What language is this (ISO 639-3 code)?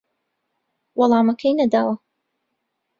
ckb